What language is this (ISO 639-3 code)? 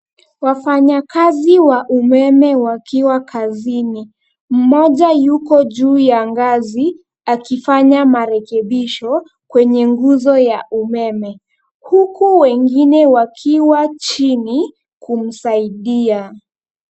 swa